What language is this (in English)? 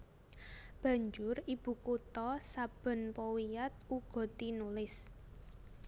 Javanese